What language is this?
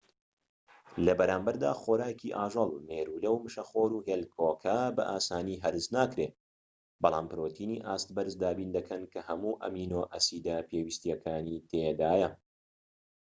Central Kurdish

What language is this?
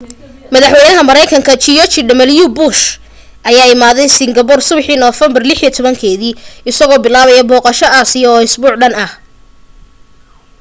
Somali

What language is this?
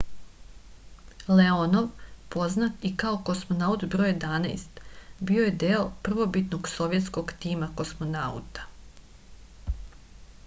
Serbian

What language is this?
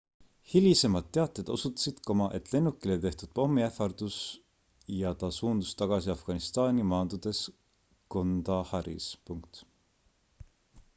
Estonian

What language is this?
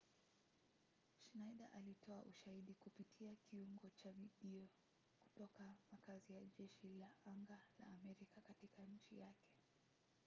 Swahili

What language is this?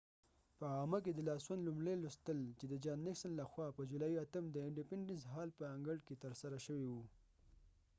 Pashto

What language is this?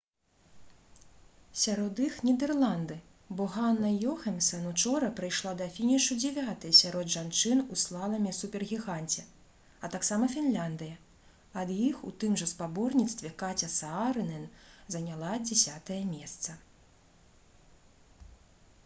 Belarusian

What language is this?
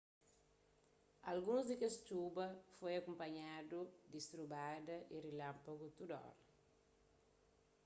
Kabuverdianu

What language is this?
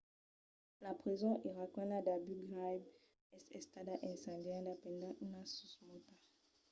Occitan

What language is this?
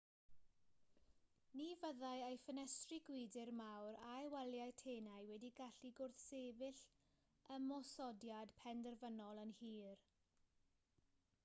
Welsh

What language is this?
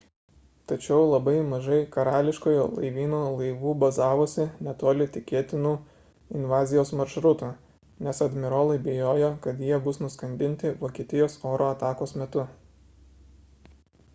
Lithuanian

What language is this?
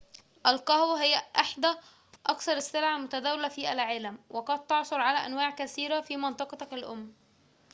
Arabic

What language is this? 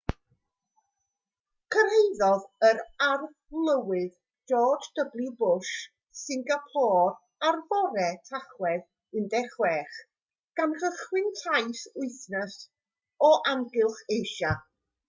Welsh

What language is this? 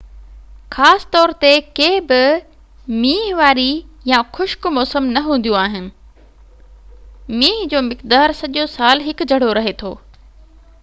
Sindhi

